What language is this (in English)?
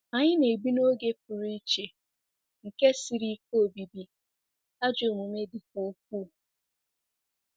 Igbo